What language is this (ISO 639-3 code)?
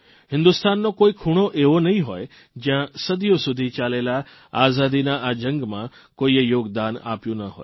guj